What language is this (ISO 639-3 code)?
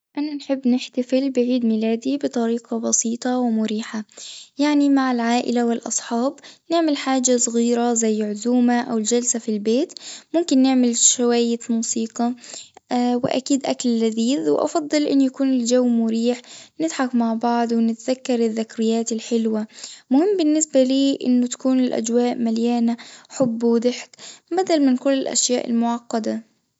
aeb